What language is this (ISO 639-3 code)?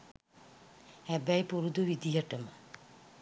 sin